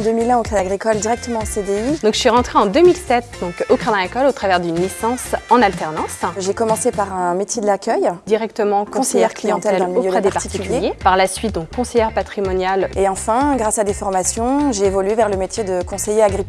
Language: French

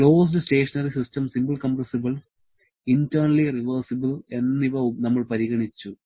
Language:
Malayalam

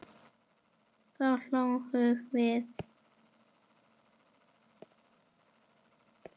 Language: Icelandic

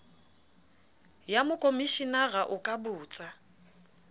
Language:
Southern Sotho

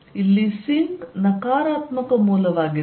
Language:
Kannada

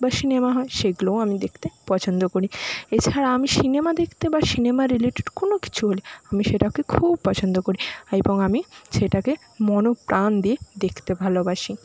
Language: Bangla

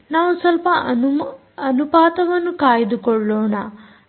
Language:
Kannada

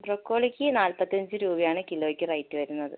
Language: Malayalam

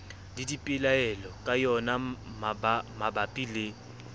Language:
Southern Sotho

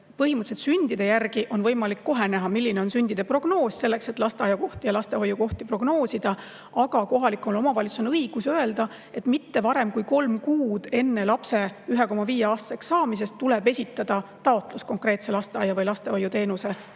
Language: Estonian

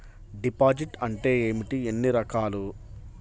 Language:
Telugu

